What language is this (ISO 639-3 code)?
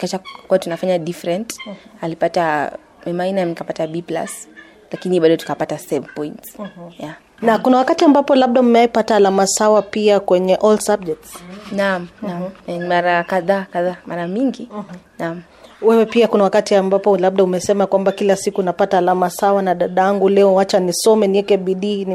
swa